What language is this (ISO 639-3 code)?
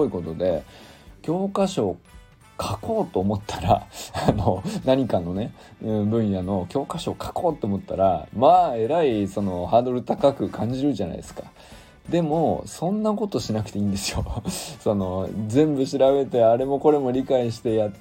jpn